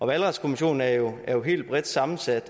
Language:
Danish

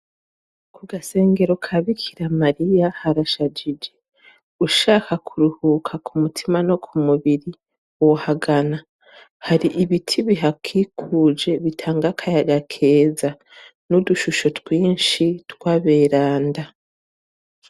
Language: Rundi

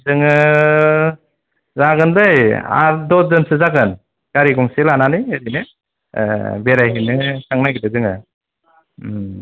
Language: Bodo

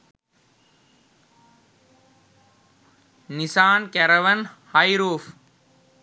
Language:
Sinhala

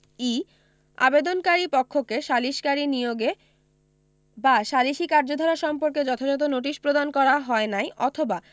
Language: Bangla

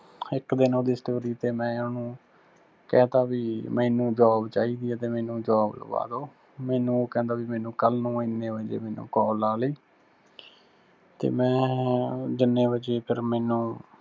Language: Punjabi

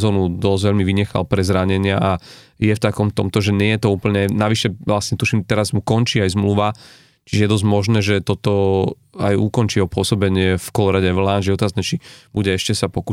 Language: Slovak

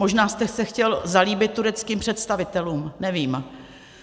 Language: Czech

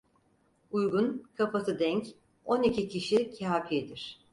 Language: Turkish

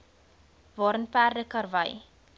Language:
Afrikaans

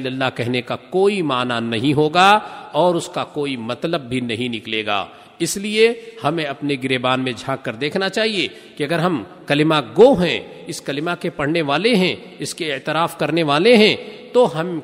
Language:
Urdu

